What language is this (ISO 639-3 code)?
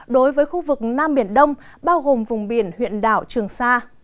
vie